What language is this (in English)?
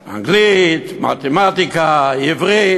Hebrew